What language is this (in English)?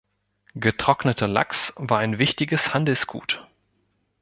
German